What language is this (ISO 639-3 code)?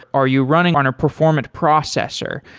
eng